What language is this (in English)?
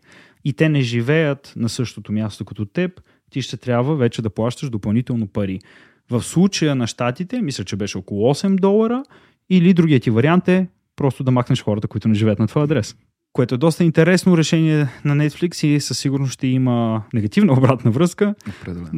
Bulgarian